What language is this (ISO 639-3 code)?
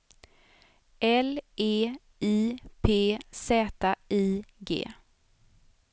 swe